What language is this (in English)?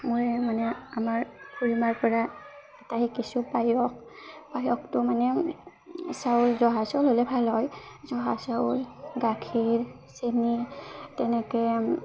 Assamese